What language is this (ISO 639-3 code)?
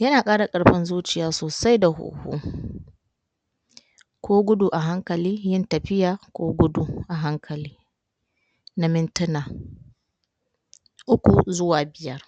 hau